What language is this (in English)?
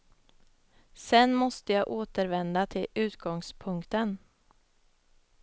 Swedish